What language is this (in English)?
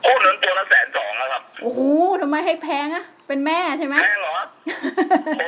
Thai